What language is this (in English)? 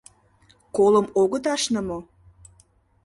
Mari